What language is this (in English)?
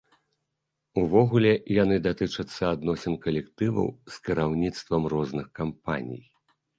Belarusian